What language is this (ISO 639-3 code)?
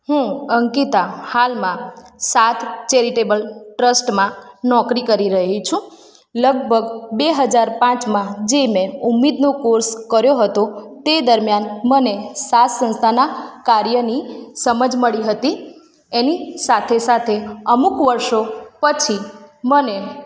guj